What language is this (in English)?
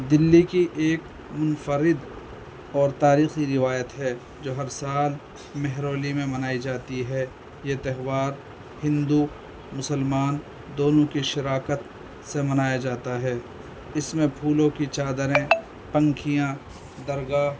Urdu